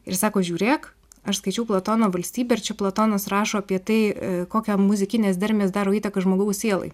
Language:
Lithuanian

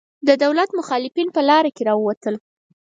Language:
Pashto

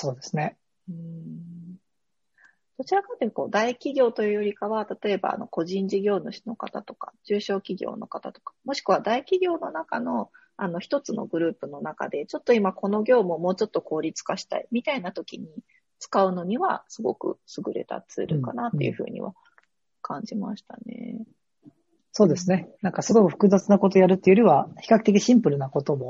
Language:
Japanese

